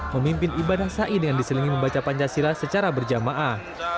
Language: Indonesian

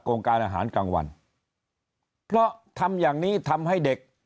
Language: Thai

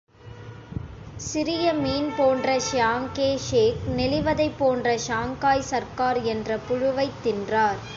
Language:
Tamil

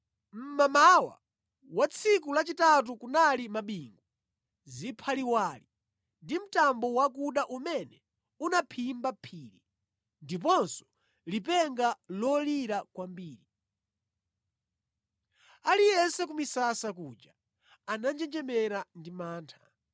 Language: Nyanja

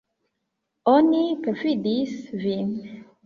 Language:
Esperanto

